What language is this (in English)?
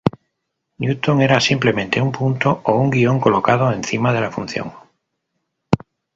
Spanish